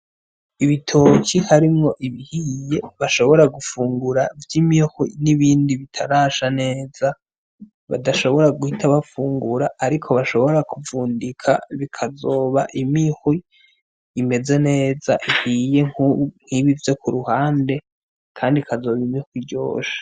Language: Rundi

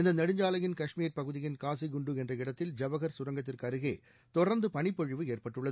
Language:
Tamil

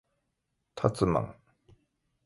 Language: Japanese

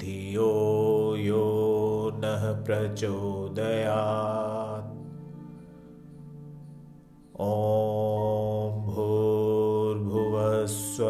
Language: Hindi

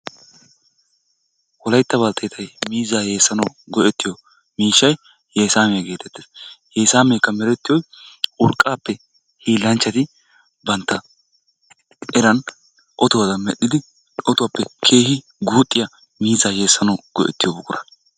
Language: Wolaytta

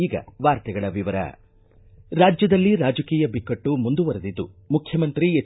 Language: Kannada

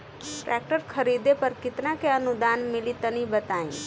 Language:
Bhojpuri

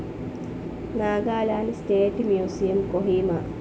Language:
Malayalam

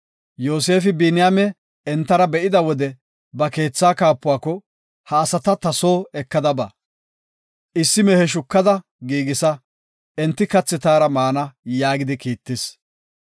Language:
Gofa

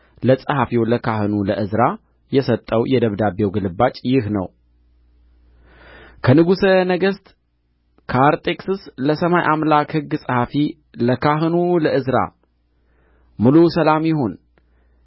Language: Amharic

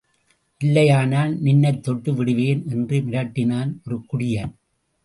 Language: Tamil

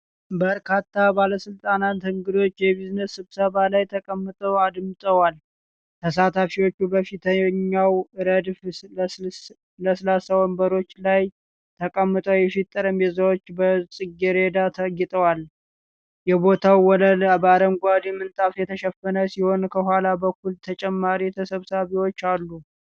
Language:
Amharic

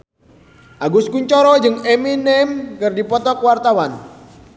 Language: Sundanese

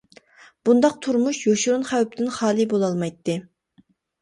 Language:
Uyghur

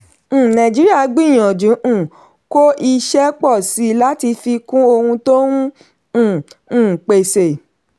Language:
Yoruba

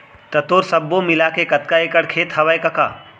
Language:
Chhattisgarhi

